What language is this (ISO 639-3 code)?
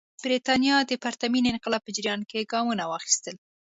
pus